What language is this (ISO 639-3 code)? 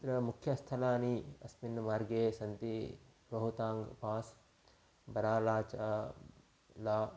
san